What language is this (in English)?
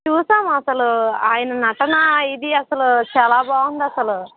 Telugu